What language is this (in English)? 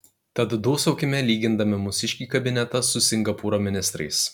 Lithuanian